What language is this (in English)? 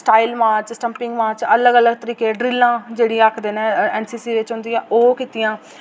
Dogri